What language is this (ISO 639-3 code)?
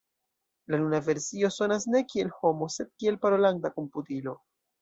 epo